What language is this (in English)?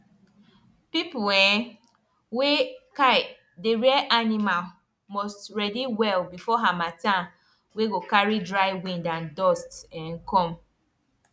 Nigerian Pidgin